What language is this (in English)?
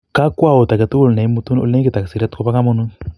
Kalenjin